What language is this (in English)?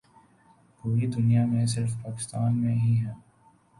Urdu